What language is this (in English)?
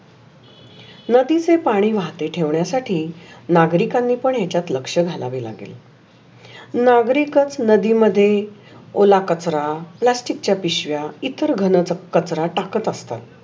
Marathi